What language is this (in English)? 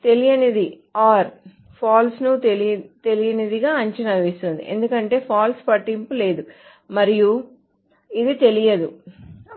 Telugu